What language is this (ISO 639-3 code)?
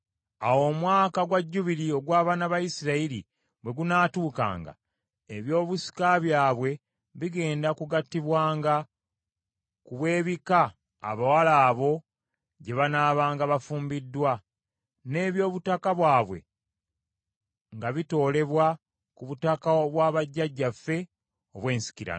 lug